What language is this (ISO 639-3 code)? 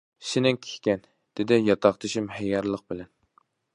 uig